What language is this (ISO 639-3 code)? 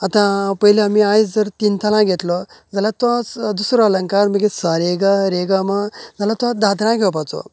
kok